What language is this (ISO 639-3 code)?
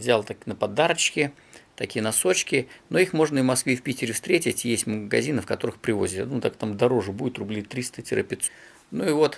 rus